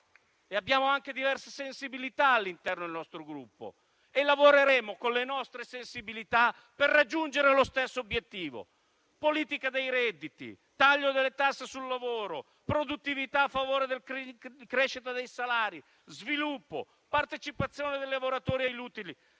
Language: Italian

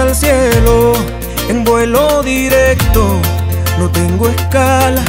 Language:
Hungarian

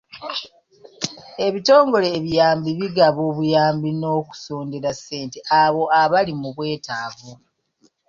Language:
Ganda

